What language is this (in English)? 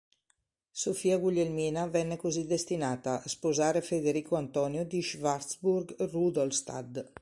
Italian